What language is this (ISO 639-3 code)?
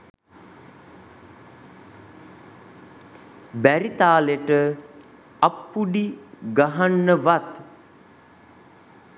sin